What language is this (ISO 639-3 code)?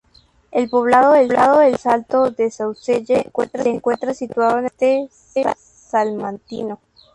spa